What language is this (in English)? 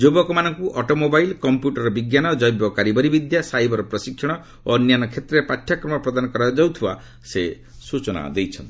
Odia